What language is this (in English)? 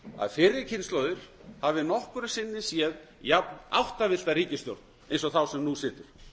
Icelandic